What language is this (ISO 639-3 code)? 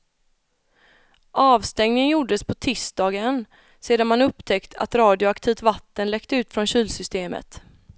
swe